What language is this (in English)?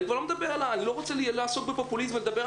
Hebrew